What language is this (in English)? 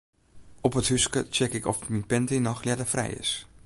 Western Frisian